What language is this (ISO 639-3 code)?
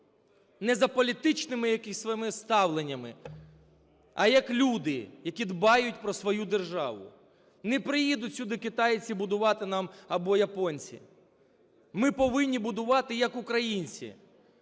ukr